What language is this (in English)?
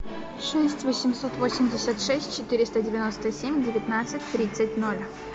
Russian